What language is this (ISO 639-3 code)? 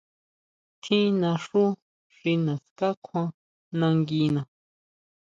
mau